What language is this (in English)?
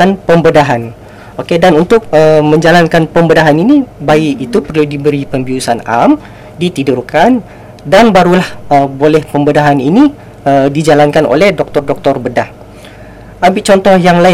Malay